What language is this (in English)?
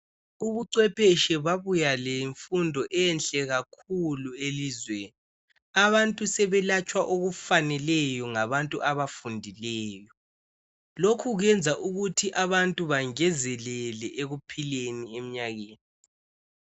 North Ndebele